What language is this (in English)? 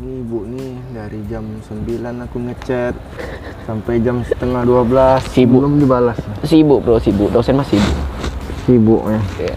Indonesian